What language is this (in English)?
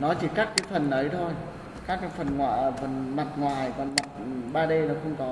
Vietnamese